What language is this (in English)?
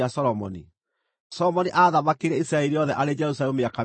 Kikuyu